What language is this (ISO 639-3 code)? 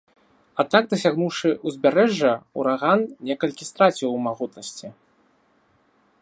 bel